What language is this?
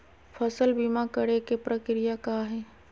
Magahi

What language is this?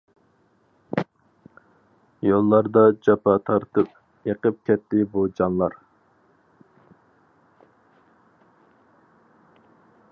Uyghur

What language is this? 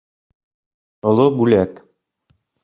Bashkir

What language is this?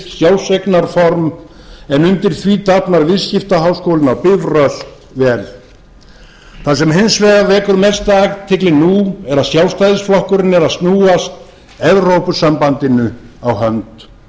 Icelandic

